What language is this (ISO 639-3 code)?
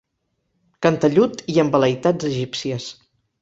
cat